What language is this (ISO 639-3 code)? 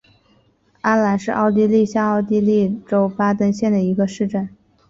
zho